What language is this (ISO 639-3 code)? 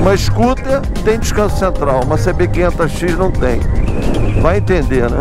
por